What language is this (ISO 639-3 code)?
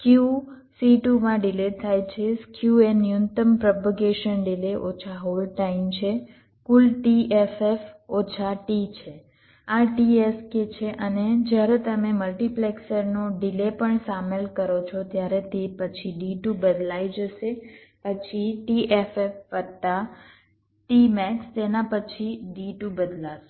guj